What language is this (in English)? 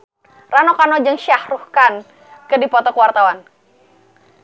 Sundanese